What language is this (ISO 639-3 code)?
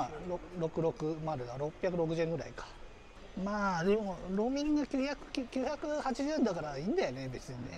jpn